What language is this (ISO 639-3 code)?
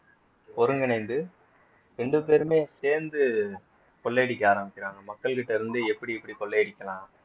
tam